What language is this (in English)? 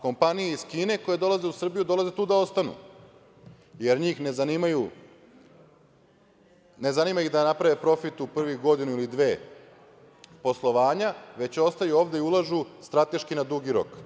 Serbian